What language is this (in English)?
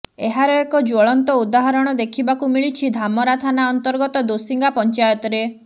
Odia